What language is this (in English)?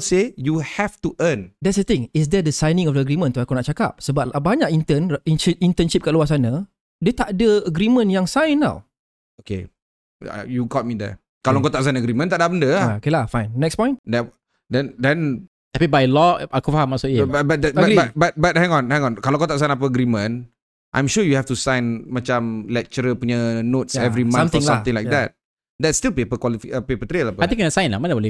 Malay